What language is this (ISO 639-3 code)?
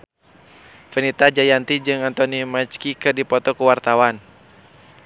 sun